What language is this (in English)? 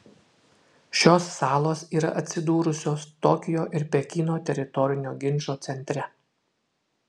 Lithuanian